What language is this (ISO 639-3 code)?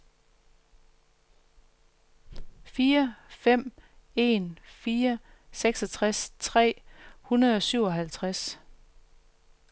dan